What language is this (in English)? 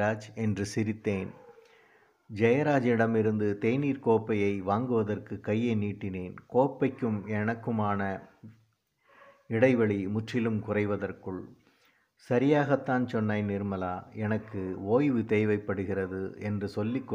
Tamil